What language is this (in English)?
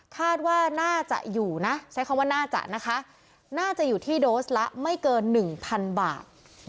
Thai